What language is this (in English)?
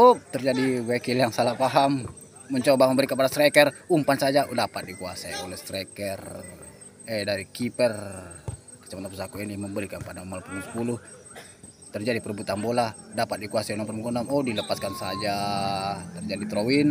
Indonesian